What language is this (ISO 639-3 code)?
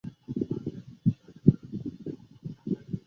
zho